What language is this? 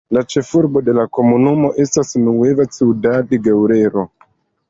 Esperanto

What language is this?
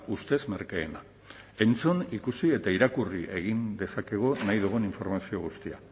Basque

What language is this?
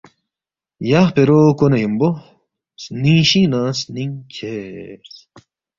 Balti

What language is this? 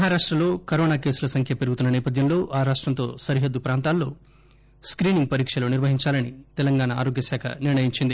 Telugu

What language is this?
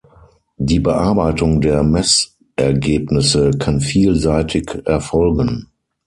German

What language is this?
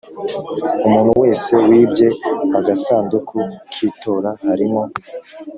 Kinyarwanda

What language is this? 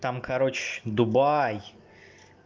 Russian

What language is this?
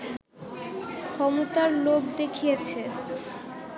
Bangla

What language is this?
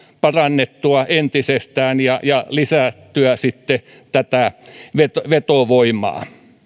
Finnish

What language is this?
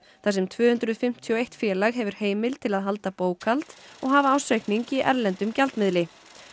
Icelandic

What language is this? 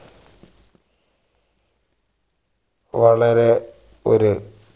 Malayalam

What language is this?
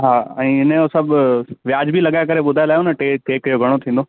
Sindhi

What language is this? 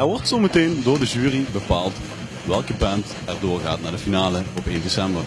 Dutch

